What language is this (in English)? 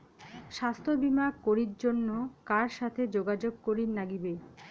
Bangla